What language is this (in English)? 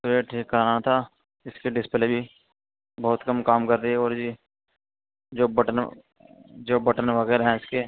Urdu